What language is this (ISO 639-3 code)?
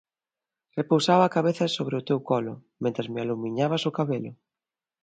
glg